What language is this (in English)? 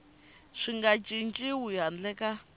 Tsonga